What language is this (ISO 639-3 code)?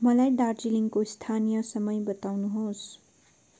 nep